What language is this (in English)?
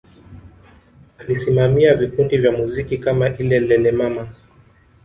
Swahili